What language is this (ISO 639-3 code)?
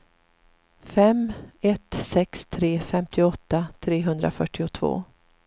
swe